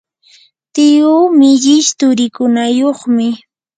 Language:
Yanahuanca Pasco Quechua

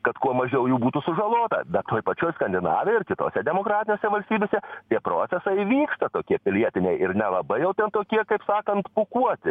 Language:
Lithuanian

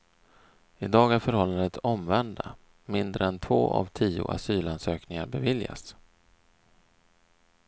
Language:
Swedish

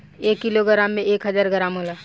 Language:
Bhojpuri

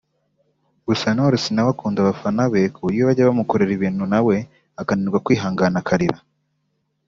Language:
Kinyarwanda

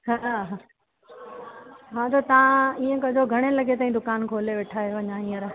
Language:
Sindhi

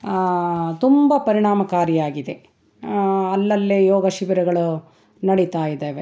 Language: Kannada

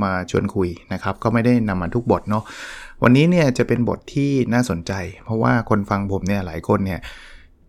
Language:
Thai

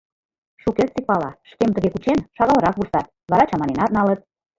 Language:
Mari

